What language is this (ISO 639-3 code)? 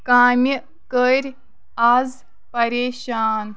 kas